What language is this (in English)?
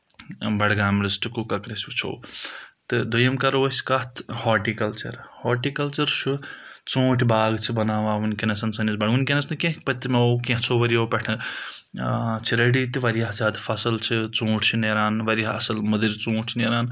Kashmiri